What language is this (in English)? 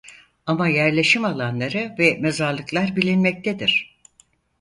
Turkish